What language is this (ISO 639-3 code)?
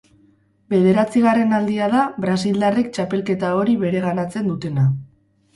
eus